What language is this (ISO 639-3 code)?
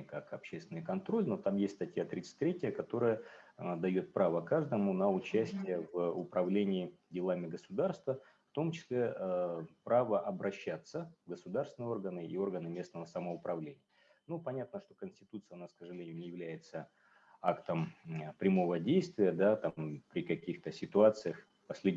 rus